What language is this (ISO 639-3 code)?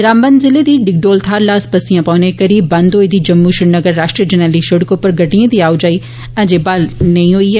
doi